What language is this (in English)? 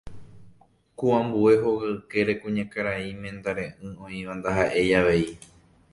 Guarani